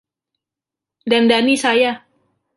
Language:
Indonesian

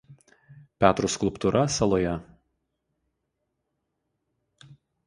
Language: Lithuanian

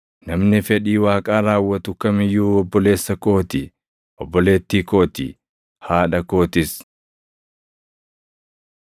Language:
Oromo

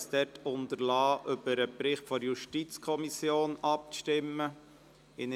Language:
Swiss German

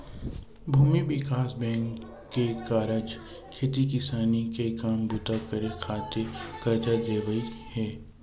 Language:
Chhattisgarhi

